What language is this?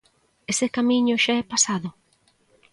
Galician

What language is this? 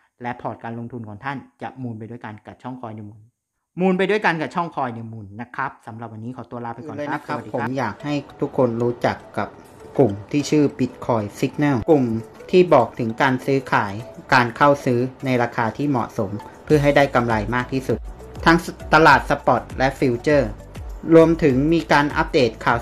Thai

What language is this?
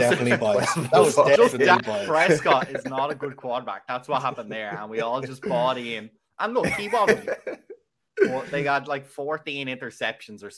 English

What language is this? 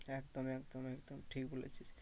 Bangla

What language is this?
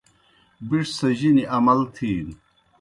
Kohistani Shina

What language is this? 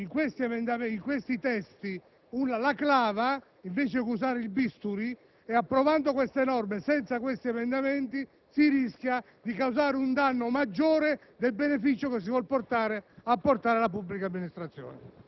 Italian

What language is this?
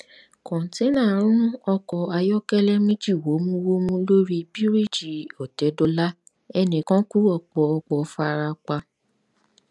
Yoruba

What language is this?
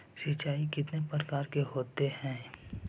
Magahi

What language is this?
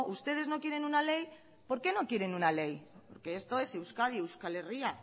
Spanish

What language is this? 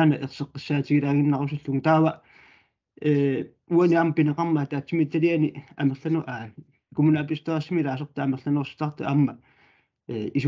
Arabic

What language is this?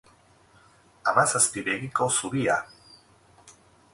Basque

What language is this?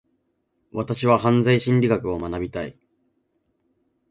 Japanese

